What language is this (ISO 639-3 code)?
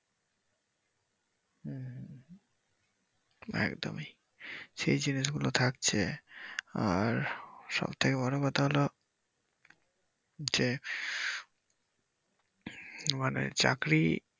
ben